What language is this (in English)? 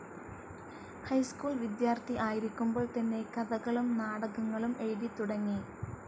Malayalam